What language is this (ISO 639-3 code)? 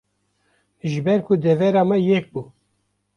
kur